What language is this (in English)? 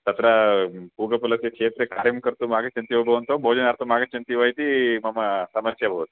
Sanskrit